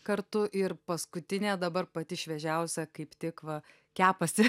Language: Lithuanian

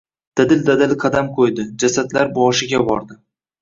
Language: Uzbek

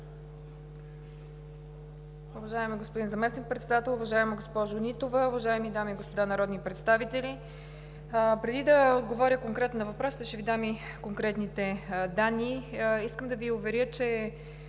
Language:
Bulgarian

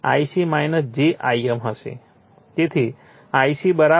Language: Gujarati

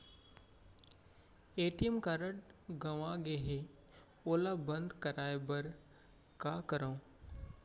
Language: Chhattisgarhi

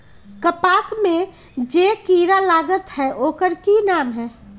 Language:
Magahi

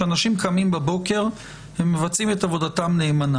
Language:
Hebrew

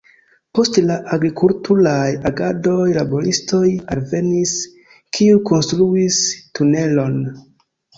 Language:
Esperanto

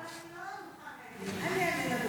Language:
Hebrew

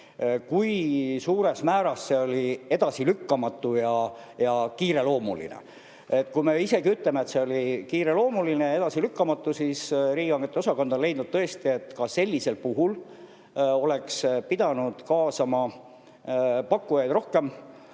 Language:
Estonian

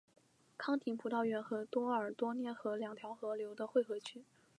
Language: Chinese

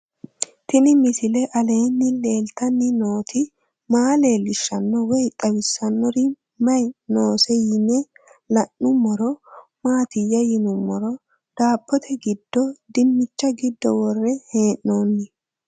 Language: Sidamo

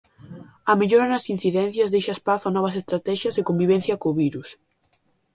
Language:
Galician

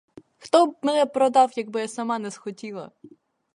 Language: Ukrainian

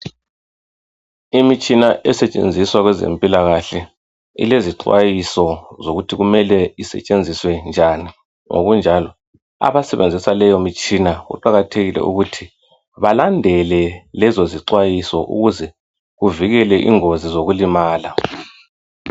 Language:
North Ndebele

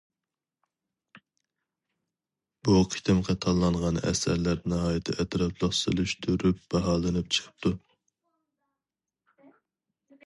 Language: Uyghur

